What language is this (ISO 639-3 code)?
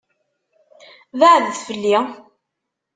kab